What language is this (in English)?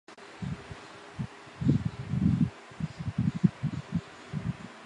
Chinese